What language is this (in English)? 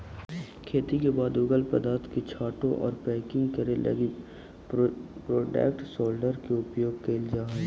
Magahi